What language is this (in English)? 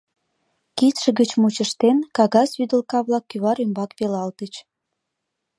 Mari